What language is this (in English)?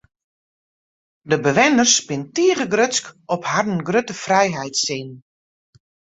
Western Frisian